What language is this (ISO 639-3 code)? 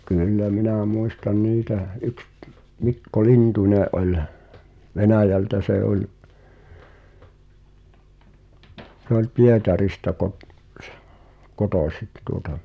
fin